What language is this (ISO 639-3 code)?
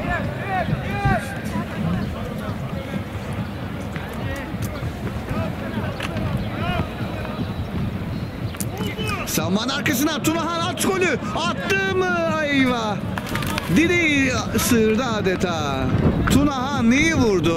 tur